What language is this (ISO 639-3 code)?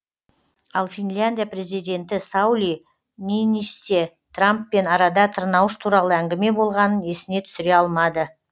kaz